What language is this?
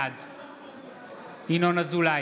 Hebrew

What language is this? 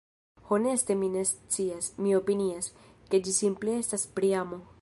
Esperanto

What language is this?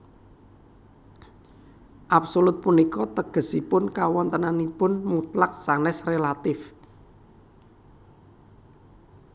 Javanese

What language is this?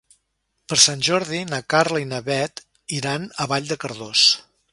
Catalan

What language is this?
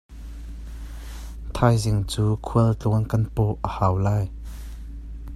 Hakha Chin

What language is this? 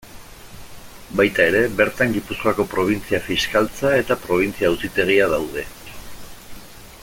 Basque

